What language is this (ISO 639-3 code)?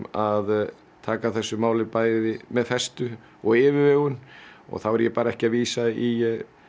isl